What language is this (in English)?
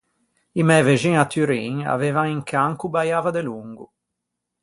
Ligurian